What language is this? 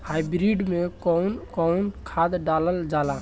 Bhojpuri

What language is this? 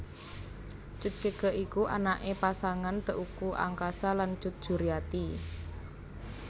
Javanese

